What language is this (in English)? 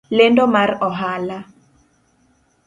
Luo (Kenya and Tanzania)